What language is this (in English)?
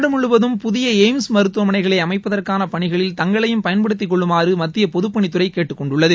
Tamil